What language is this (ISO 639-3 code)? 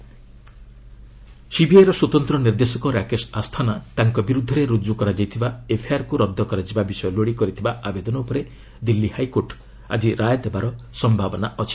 ori